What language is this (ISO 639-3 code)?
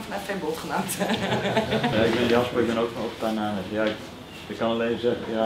nld